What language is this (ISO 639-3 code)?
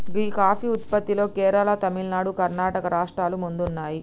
tel